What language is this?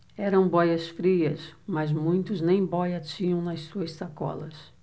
Portuguese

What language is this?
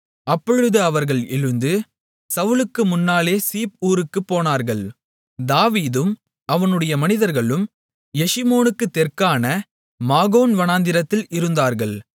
Tamil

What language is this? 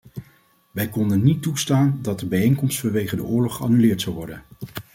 Dutch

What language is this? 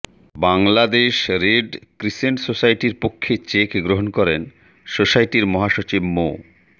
Bangla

